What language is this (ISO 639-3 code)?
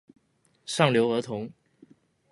zho